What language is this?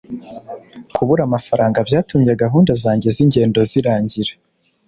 Kinyarwanda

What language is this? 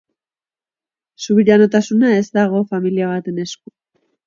Basque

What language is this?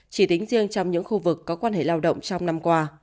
Vietnamese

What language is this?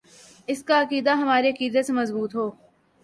Urdu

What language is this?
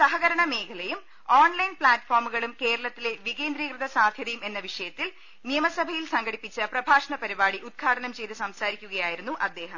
Malayalam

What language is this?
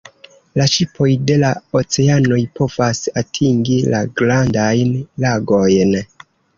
Esperanto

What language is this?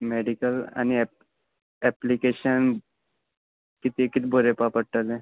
Konkani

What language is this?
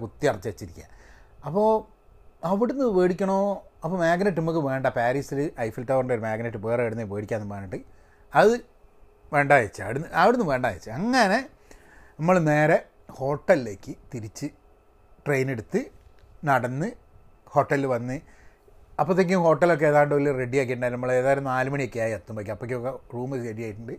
Malayalam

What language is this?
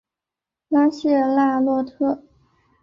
Chinese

